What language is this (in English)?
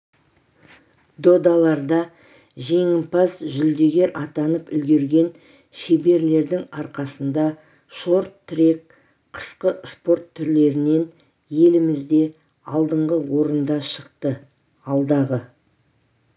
Kazakh